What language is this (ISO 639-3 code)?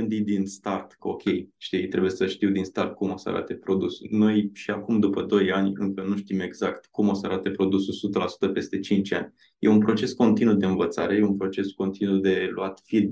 ron